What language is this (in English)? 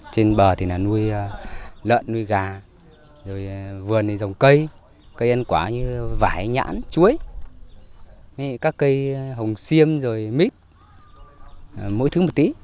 Vietnamese